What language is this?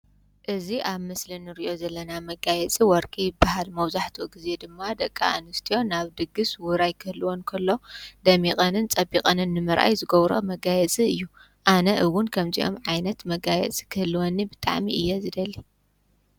Tigrinya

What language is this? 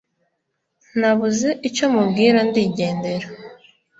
Kinyarwanda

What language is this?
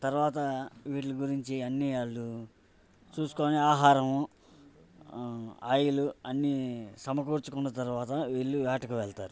Telugu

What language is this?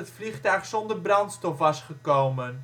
Dutch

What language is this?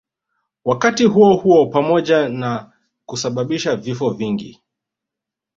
Swahili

